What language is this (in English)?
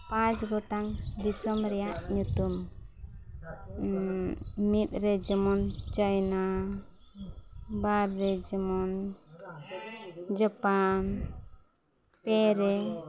Santali